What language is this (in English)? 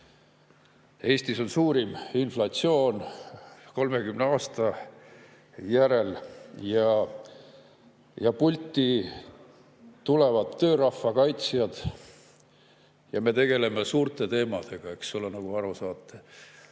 Estonian